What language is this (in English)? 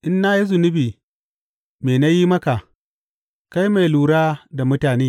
Hausa